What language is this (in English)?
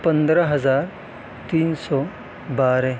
Urdu